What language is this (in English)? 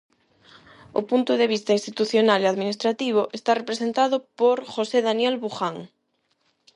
Galician